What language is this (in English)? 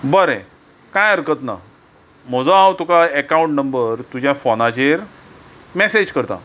Konkani